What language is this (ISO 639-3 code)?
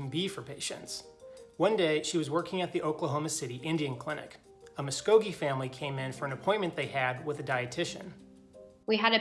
eng